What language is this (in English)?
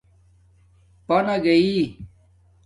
Domaaki